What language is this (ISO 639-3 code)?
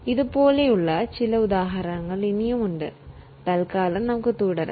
mal